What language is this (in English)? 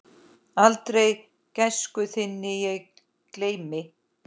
Icelandic